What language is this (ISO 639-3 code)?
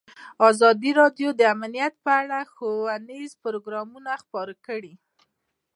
pus